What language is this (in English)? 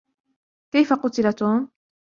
Arabic